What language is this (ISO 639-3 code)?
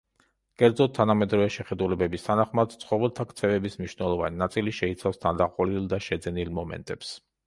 kat